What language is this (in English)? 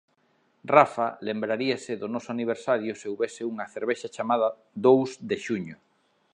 Galician